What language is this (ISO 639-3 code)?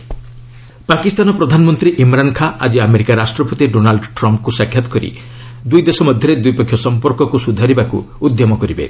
ori